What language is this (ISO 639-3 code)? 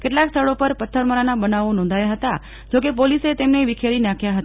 guj